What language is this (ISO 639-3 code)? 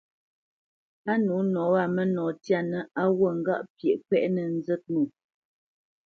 bce